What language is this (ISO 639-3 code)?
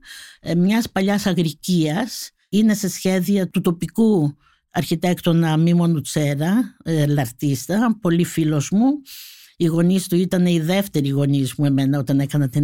ell